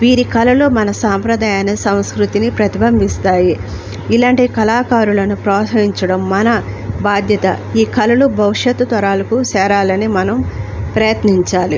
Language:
Telugu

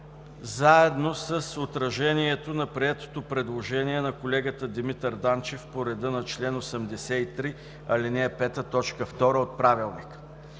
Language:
Bulgarian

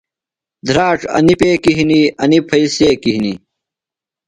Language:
Phalura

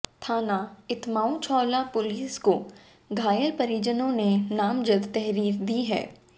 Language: Hindi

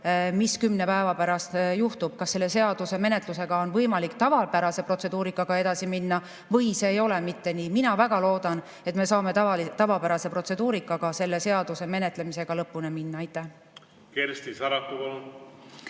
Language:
Estonian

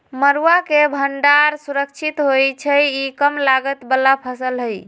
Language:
Magahi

